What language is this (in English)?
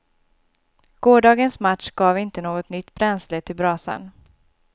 Swedish